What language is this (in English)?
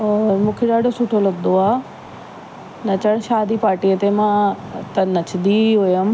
Sindhi